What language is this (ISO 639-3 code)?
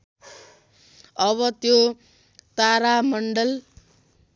nep